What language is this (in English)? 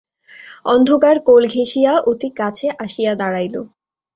Bangla